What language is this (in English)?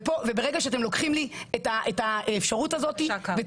Hebrew